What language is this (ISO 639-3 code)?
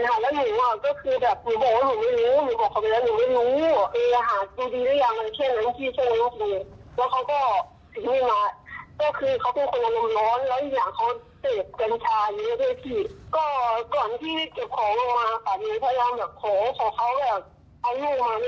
tha